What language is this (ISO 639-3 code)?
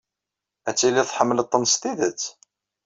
kab